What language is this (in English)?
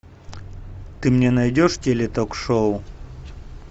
Russian